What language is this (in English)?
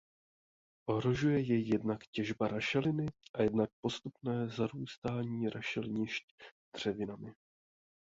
Czech